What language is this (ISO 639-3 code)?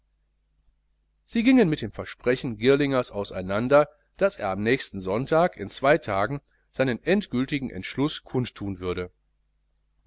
deu